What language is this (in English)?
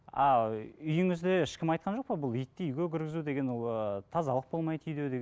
Kazakh